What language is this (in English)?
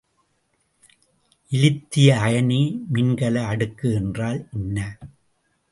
Tamil